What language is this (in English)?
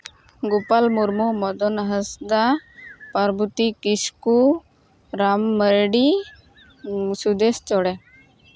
Santali